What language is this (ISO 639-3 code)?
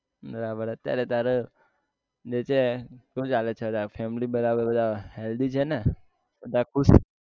guj